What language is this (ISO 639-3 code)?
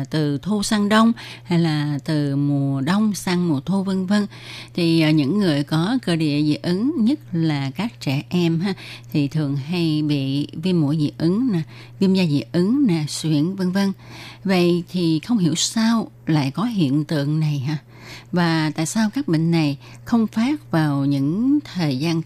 vie